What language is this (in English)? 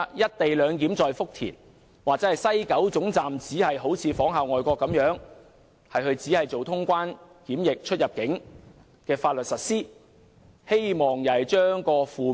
Cantonese